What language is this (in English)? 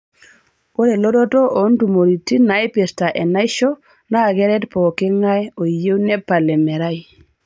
Masai